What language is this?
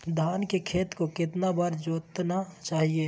Magahi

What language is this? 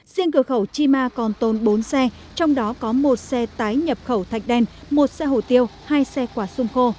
Vietnamese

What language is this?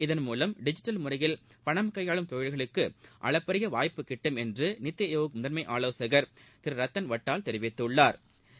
Tamil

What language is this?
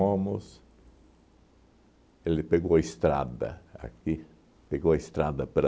Portuguese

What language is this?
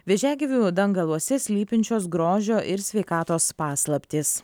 Lithuanian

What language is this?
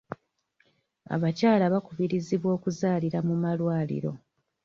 Ganda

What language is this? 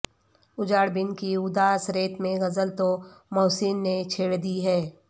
Urdu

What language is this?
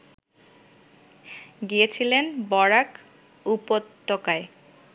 Bangla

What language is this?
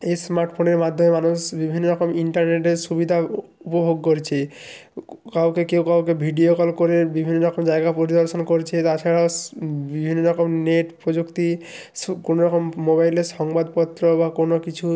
Bangla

